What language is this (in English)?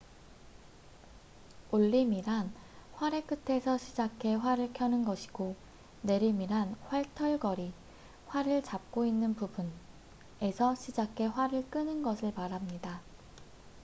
Korean